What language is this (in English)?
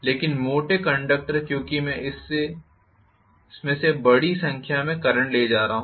Hindi